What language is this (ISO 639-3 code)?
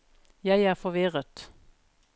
nor